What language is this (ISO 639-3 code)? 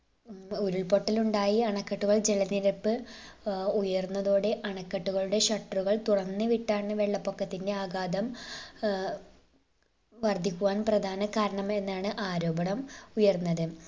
mal